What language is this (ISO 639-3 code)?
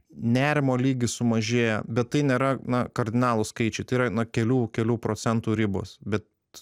lit